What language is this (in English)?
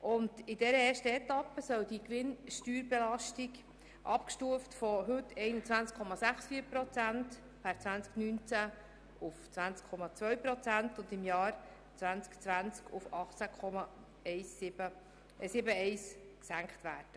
Swiss German